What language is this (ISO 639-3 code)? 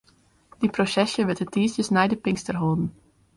fry